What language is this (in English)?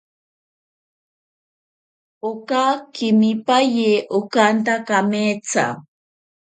Ashéninka Perené